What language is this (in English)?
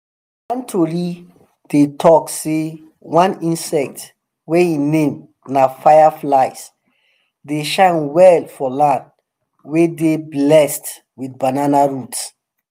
Nigerian Pidgin